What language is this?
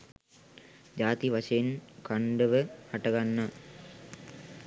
Sinhala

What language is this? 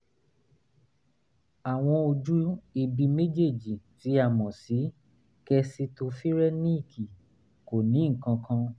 Yoruba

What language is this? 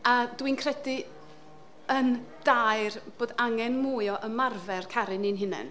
Welsh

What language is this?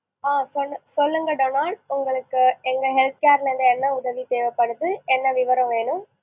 Tamil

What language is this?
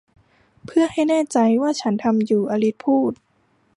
Thai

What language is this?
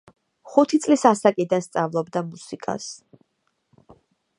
Georgian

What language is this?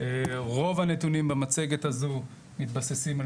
Hebrew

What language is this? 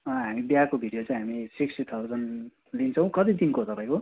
Nepali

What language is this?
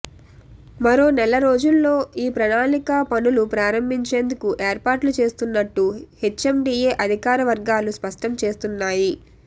Telugu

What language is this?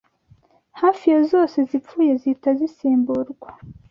Kinyarwanda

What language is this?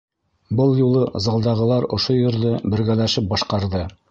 Bashkir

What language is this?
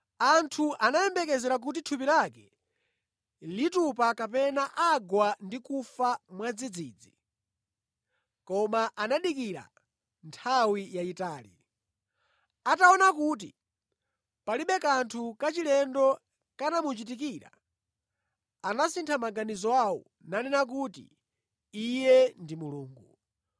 Nyanja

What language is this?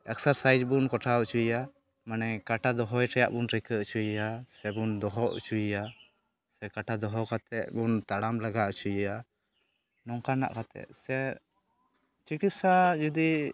Santali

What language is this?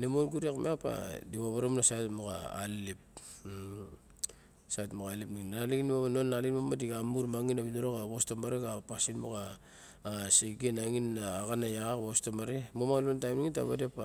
Barok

